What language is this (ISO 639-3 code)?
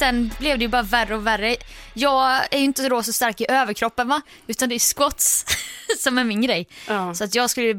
swe